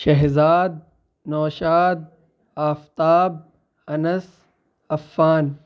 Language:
Urdu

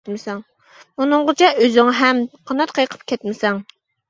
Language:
Uyghur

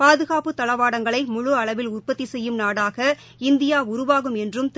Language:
Tamil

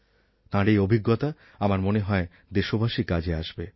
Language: Bangla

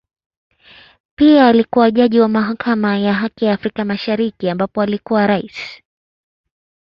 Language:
Swahili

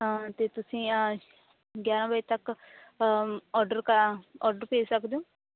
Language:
Punjabi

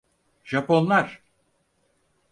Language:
Turkish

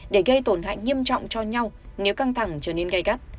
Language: Vietnamese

